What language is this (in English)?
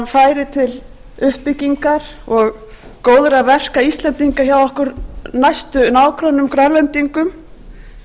Icelandic